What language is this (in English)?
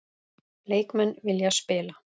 Icelandic